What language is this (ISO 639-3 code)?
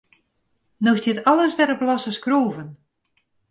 fry